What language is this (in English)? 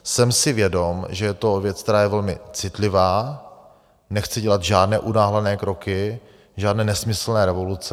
Czech